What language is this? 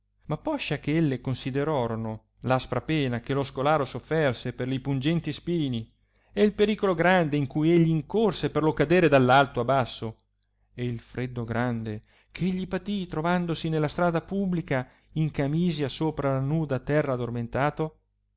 Italian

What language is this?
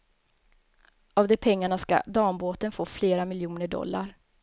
Swedish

